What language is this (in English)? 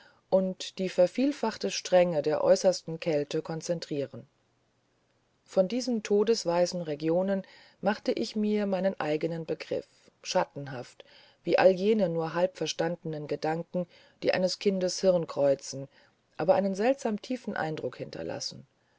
German